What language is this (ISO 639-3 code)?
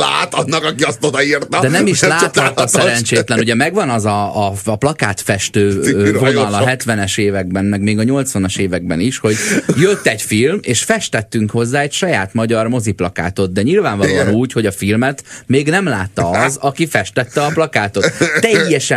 hun